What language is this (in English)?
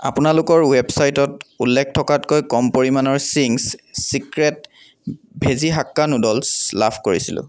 Assamese